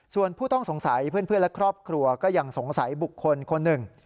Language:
Thai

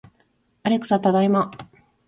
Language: Japanese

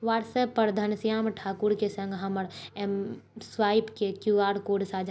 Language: Maithili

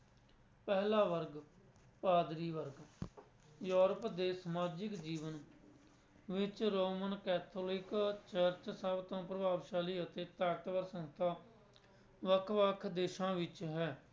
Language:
Punjabi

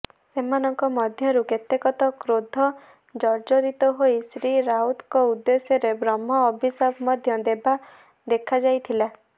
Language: Odia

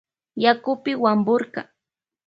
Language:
Loja Highland Quichua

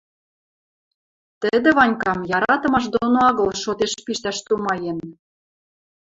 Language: Western Mari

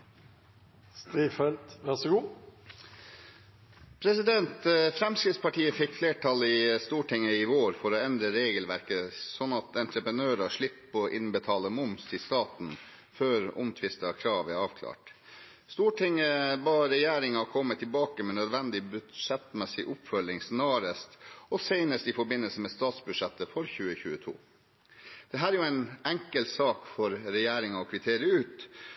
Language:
Norwegian Bokmål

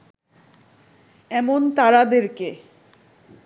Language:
Bangla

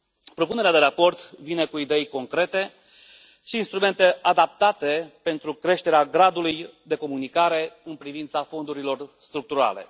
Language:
Romanian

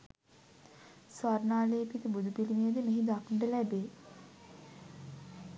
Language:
Sinhala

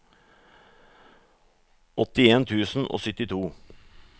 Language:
Norwegian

